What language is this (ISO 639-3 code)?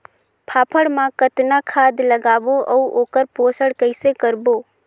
hne